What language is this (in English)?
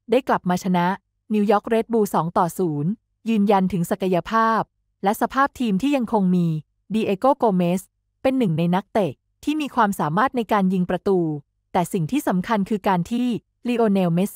Thai